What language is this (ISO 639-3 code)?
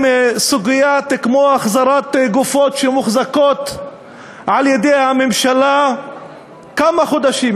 heb